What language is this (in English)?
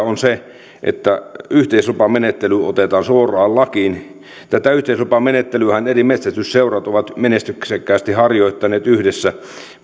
Finnish